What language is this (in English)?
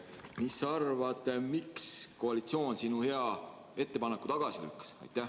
Estonian